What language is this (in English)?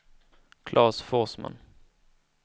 Swedish